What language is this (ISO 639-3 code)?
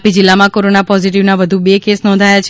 guj